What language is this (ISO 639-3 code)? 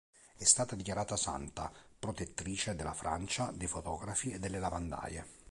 ita